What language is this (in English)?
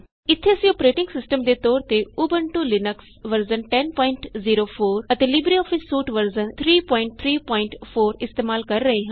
Punjabi